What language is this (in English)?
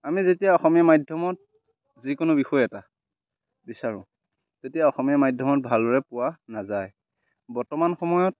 Assamese